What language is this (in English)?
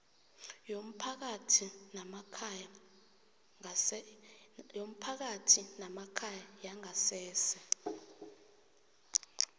South Ndebele